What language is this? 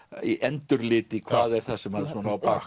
Icelandic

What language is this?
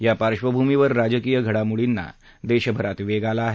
Marathi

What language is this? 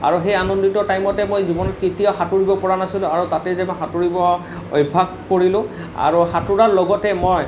Assamese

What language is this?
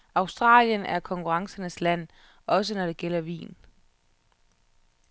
Danish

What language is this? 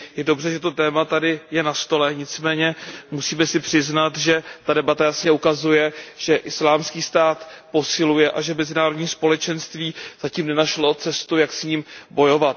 Czech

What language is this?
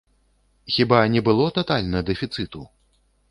Belarusian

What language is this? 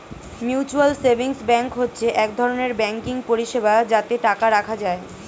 Bangla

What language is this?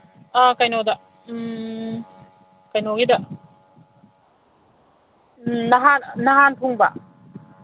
Manipuri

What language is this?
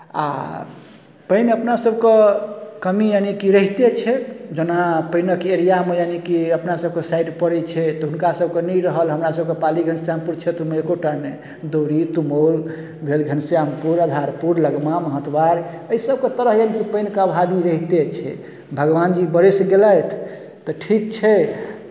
Maithili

